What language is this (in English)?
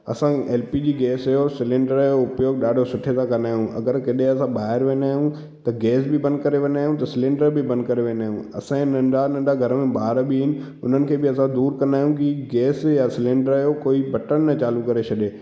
Sindhi